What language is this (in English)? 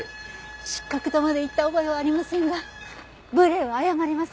Japanese